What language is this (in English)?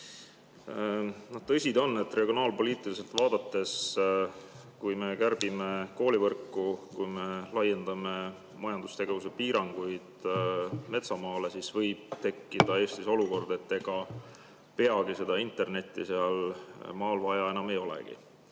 Estonian